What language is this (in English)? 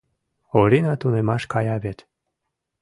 Mari